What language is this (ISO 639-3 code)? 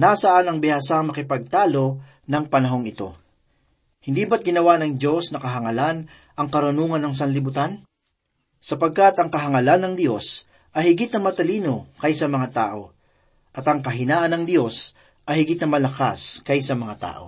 fil